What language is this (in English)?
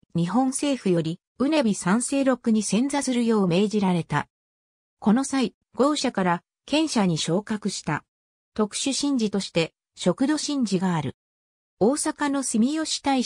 Japanese